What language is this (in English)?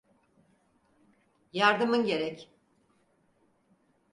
Turkish